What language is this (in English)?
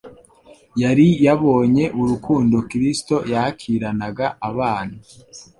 Kinyarwanda